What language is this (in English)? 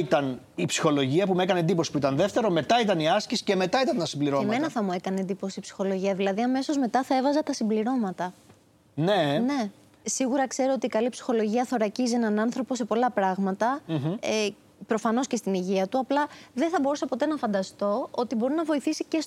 Greek